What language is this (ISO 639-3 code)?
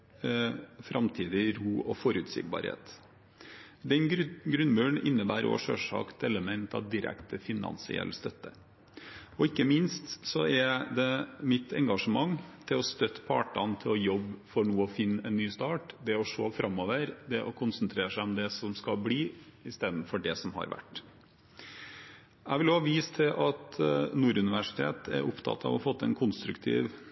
nob